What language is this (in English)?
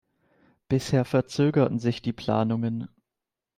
German